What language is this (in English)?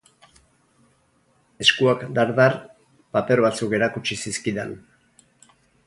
Basque